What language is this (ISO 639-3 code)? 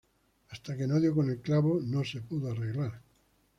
spa